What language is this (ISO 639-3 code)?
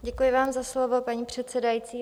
ces